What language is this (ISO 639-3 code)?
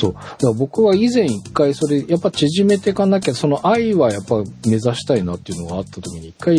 jpn